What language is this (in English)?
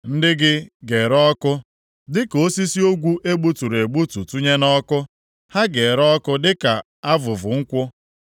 Igbo